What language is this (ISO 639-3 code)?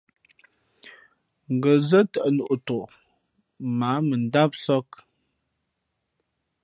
fmp